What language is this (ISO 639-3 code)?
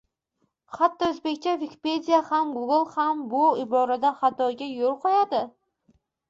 uzb